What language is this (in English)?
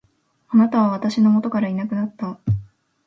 Japanese